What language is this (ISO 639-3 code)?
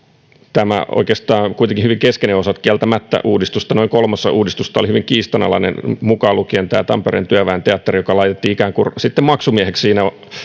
fin